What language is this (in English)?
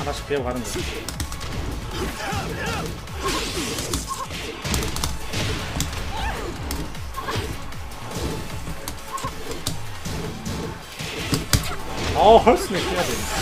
Korean